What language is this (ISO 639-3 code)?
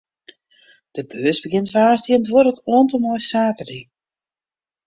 fry